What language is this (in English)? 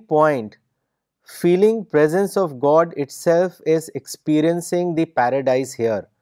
Urdu